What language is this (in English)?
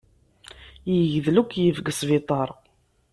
Kabyle